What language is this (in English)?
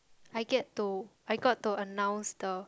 English